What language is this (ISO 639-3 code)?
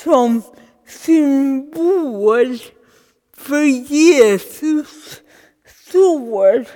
swe